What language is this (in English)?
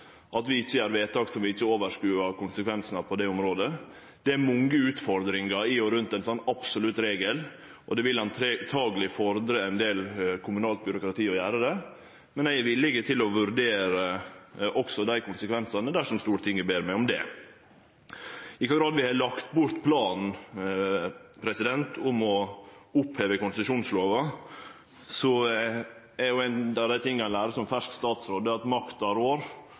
Norwegian Nynorsk